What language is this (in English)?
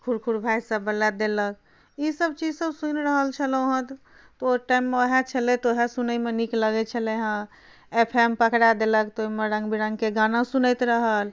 Maithili